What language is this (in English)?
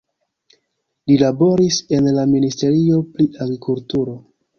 Esperanto